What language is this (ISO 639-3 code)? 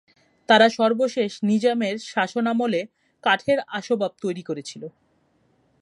ben